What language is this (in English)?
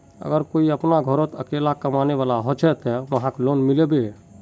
Magahi